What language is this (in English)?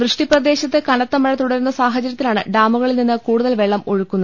Malayalam